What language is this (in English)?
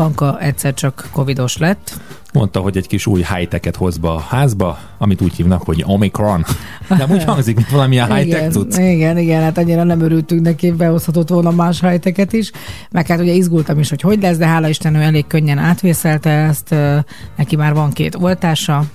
Hungarian